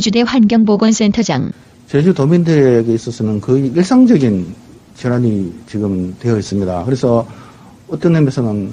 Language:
Korean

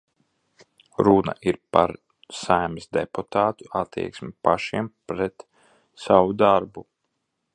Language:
Latvian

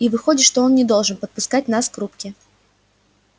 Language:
Russian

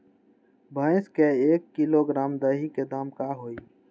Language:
Magahi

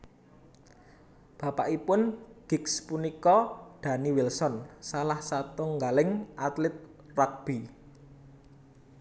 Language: Javanese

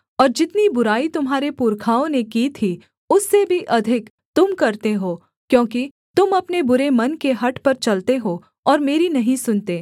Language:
Hindi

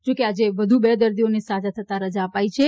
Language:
Gujarati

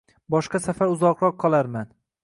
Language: Uzbek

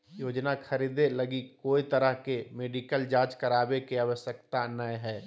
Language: Magahi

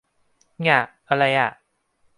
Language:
Thai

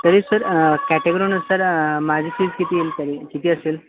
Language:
Marathi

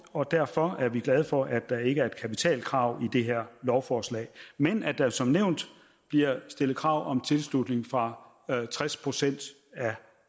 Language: Danish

